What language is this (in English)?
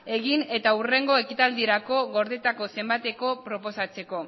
Basque